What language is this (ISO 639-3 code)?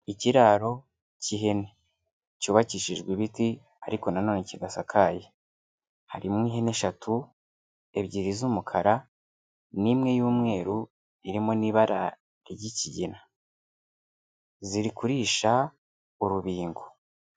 kin